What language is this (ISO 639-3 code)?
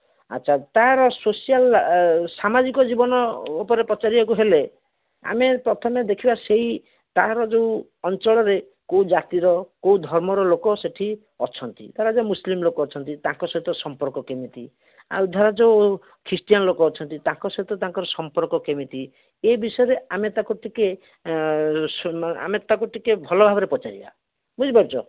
ori